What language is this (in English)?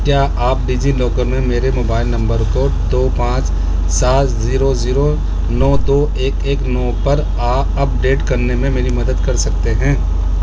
Urdu